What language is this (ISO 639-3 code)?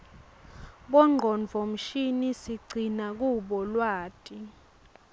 ssw